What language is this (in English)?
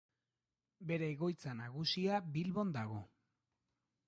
Basque